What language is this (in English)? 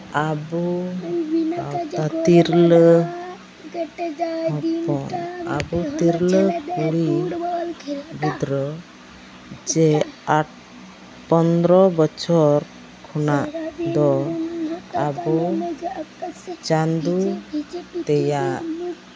Santali